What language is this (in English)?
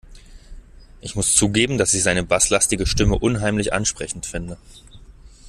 German